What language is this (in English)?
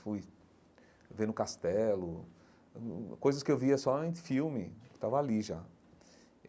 Portuguese